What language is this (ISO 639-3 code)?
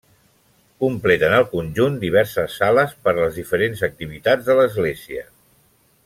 cat